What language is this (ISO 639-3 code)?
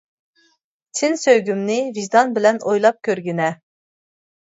uig